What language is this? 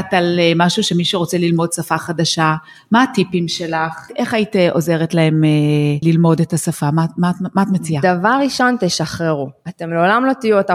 Hebrew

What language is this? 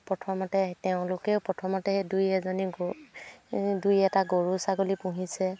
Assamese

